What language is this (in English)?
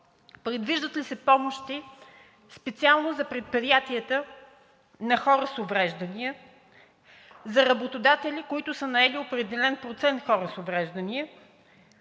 Bulgarian